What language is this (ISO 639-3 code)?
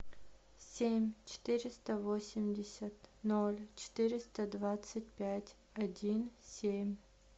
rus